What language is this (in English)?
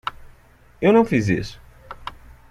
Portuguese